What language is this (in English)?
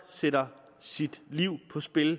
Danish